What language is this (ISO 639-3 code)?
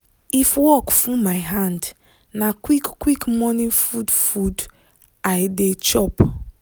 pcm